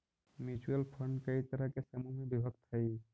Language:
Magahi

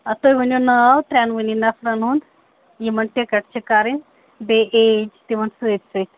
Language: Kashmiri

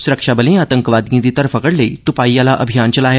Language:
Dogri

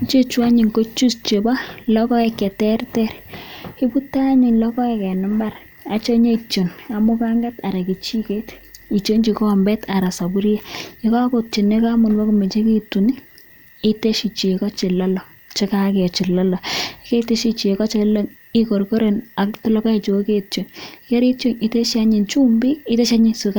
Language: Kalenjin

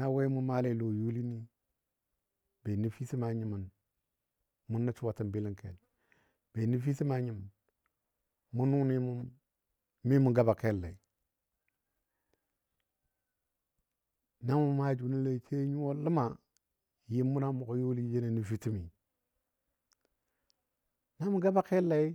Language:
Dadiya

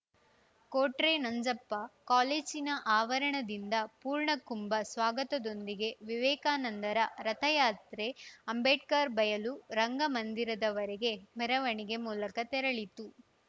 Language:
Kannada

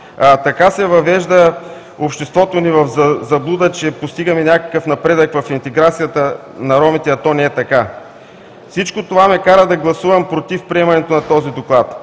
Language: Bulgarian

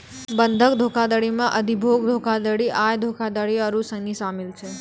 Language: Maithili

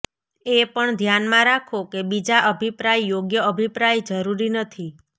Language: Gujarati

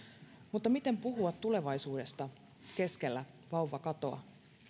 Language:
Finnish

